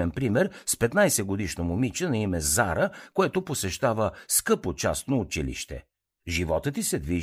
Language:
Bulgarian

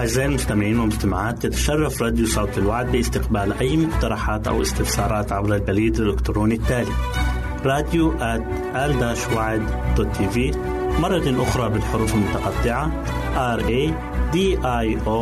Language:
Arabic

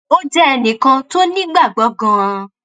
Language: Yoruba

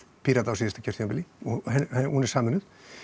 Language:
Icelandic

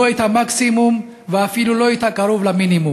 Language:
Hebrew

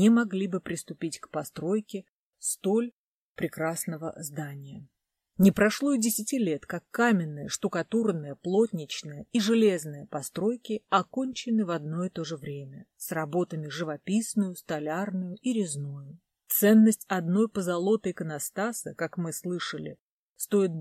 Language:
Russian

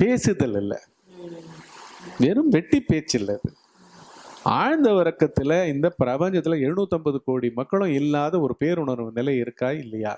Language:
Tamil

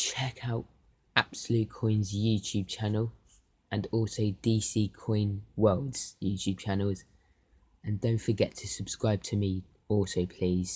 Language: English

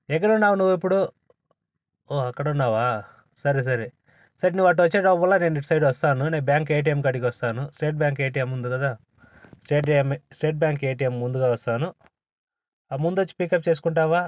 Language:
Telugu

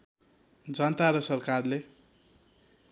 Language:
Nepali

